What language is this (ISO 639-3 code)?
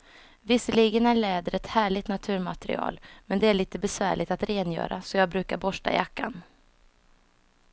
swe